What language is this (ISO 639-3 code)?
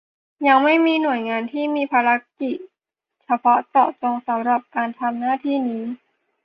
tha